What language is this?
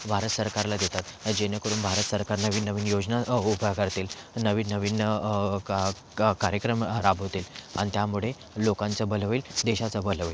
Marathi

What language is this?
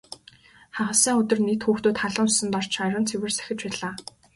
Mongolian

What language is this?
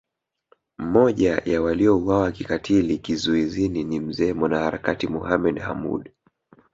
Swahili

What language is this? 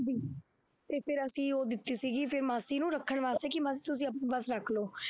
Punjabi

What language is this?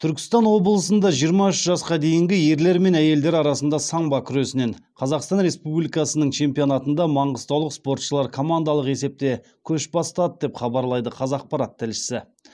Kazakh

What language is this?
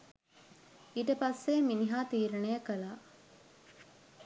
Sinhala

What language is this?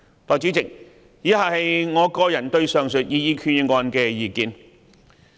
Cantonese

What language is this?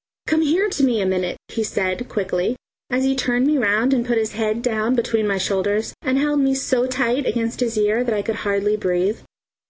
English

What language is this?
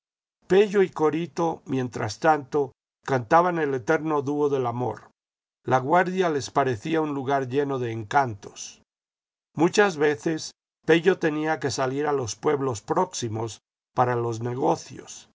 Spanish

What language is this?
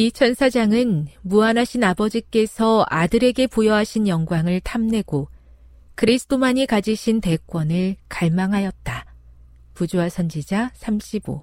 Korean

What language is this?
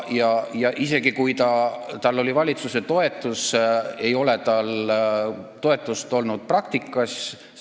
Estonian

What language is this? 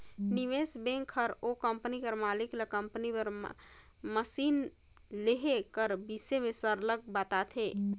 Chhattisgarhi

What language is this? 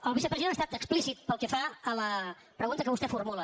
Catalan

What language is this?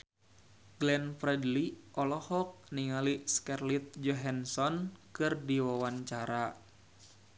Sundanese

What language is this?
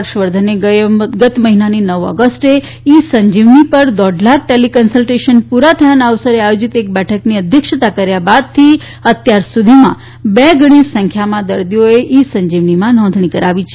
Gujarati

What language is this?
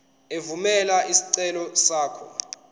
Zulu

